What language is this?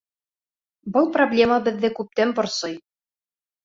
Bashkir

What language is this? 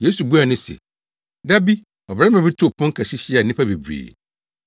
Akan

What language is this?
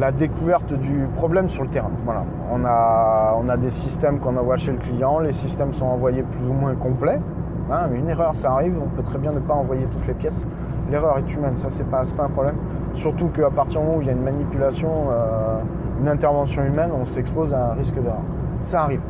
French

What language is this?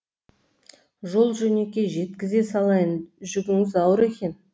Kazakh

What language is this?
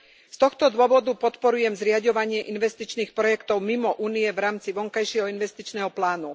Slovak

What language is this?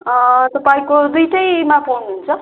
Nepali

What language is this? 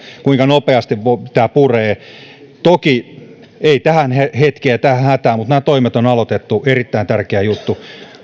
Finnish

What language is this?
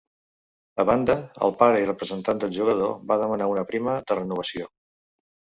Catalan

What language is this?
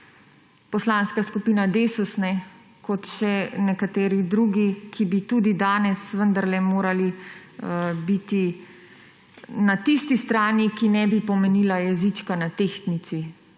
Slovenian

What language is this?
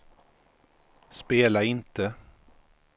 Swedish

